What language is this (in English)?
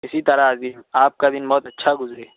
Urdu